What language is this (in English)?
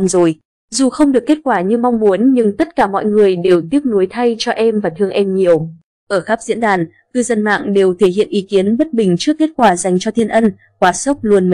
Vietnamese